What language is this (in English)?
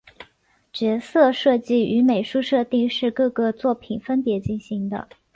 Chinese